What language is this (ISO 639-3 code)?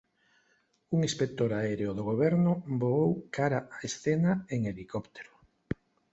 glg